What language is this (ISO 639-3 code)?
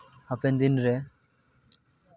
sat